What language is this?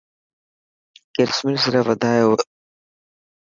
Dhatki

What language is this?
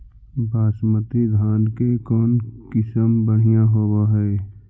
Magahi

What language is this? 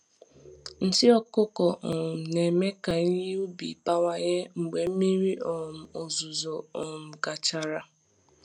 Igbo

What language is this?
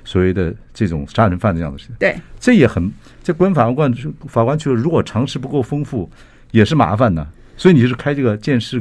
Chinese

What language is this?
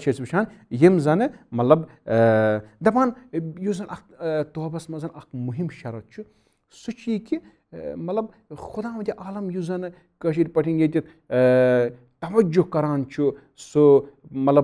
Turkish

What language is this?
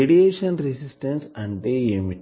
Telugu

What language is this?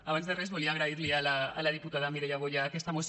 Catalan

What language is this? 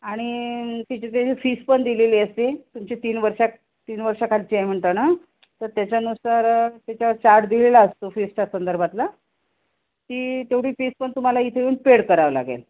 Marathi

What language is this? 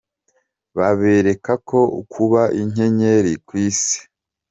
Kinyarwanda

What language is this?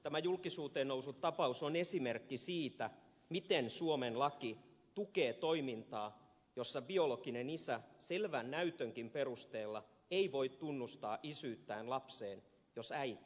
Finnish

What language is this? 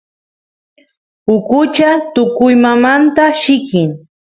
Santiago del Estero Quichua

